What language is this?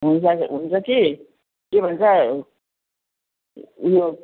Nepali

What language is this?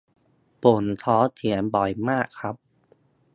Thai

